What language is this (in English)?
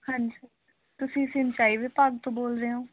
Punjabi